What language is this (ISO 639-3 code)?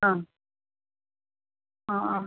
mal